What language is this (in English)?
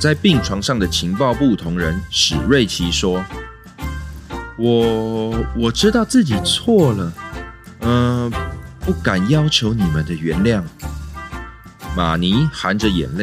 Chinese